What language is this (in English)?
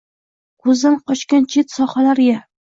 Uzbek